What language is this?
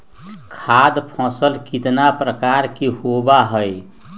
Magahi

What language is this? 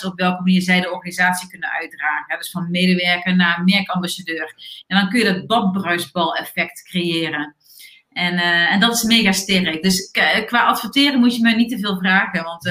Dutch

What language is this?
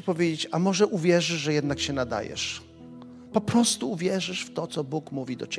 Polish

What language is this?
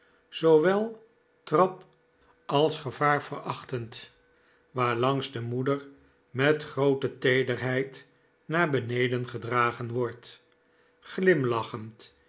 Dutch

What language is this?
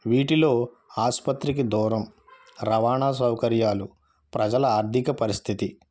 Telugu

